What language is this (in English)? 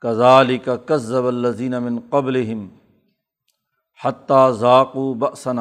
Urdu